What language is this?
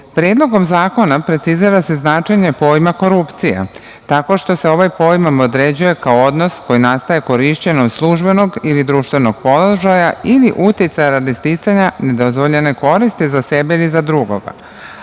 Serbian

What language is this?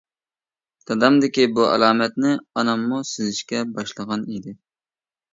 Uyghur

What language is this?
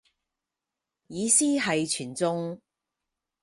Cantonese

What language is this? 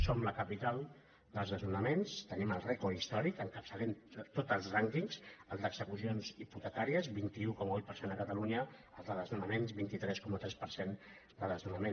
Catalan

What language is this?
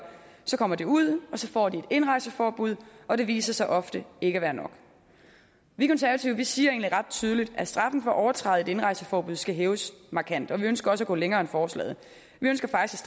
Danish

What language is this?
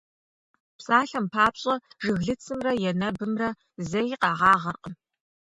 Kabardian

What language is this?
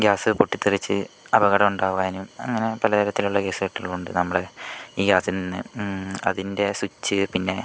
Malayalam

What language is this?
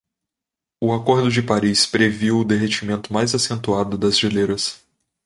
Portuguese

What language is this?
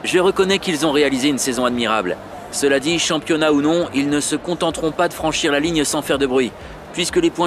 French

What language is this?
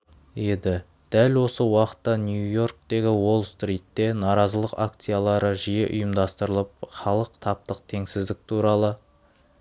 Kazakh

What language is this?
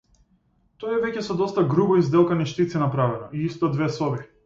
Macedonian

